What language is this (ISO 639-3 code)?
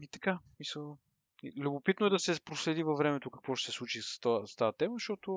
bul